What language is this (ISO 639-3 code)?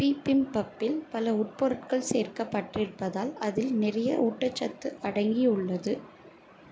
tam